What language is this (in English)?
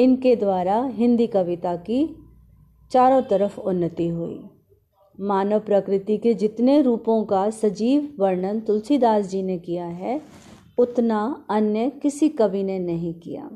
Hindi